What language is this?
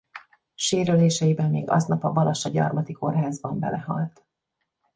Hungarian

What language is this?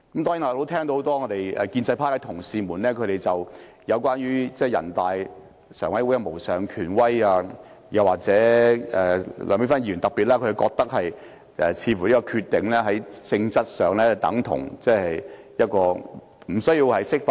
Cantonese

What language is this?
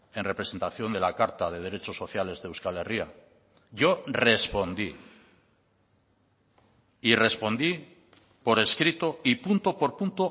Spanish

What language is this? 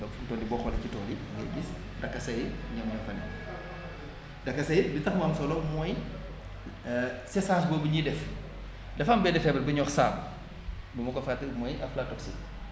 Wolof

